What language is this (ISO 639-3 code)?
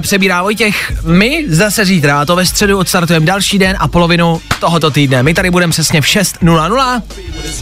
ces